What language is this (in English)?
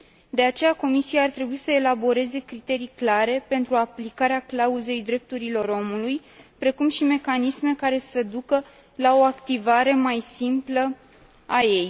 Romanian